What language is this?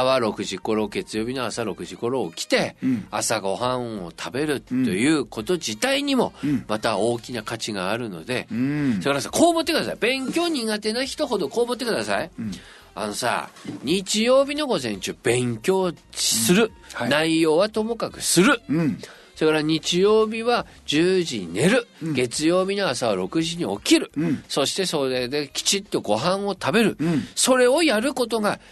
Japanese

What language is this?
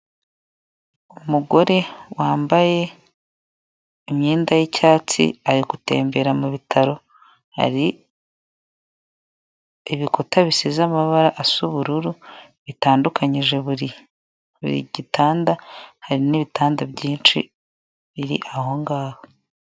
Kinyarwanda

